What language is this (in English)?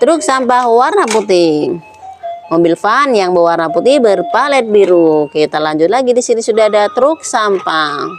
Indonesian